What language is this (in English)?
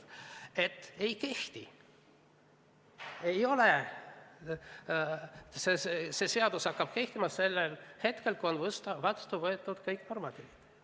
Estonian